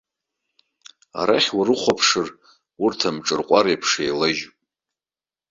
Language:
Abkhazian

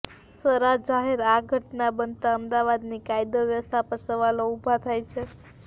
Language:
Gujarati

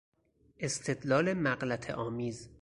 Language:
Persian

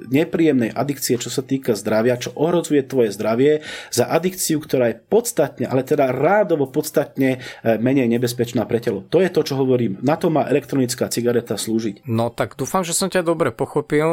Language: Slovak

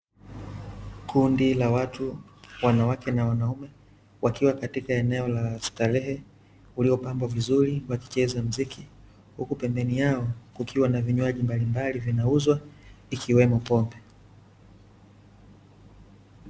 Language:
Swahili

